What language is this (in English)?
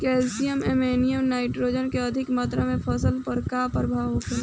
Bhojpuri